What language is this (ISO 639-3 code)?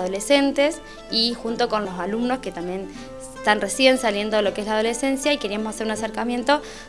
spa